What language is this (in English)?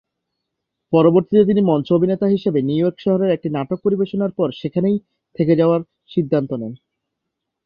Bangla